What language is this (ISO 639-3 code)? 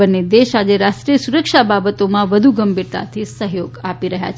guj